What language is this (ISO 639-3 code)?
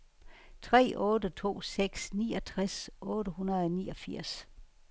dan